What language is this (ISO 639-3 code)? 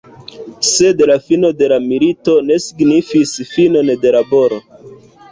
epo